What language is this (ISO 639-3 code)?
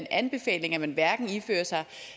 dan